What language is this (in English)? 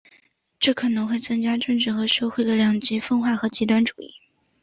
Chinese